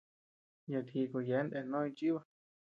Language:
Tepeuxila Cuicatec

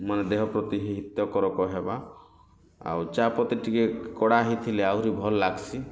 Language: Odia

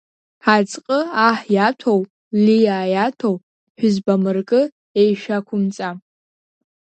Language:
Abkhazian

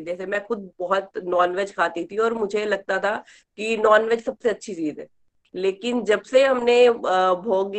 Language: Hindi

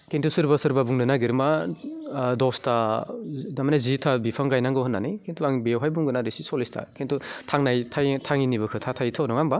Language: Bodo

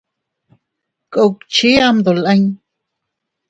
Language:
Teutila Cuicatec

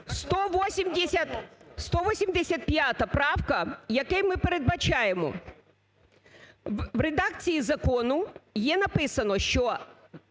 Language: Ukrainian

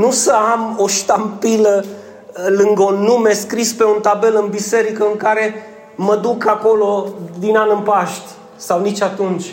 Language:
Romanian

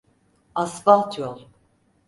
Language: Turkish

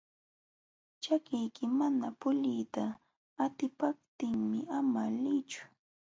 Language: Jauja Wanca Quechua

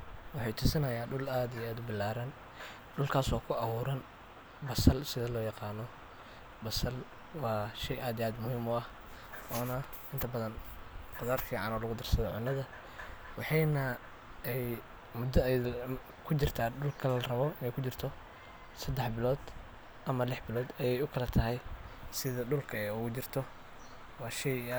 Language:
Somali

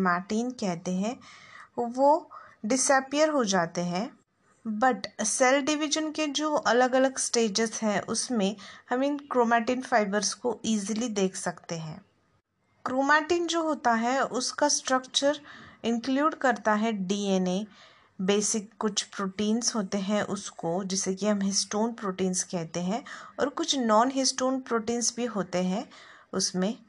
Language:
Hindi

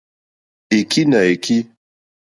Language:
Mokpwe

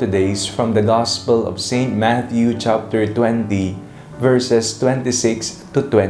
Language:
Filipino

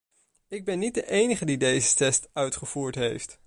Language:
Dutch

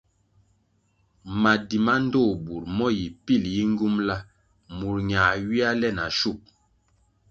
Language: Kwasio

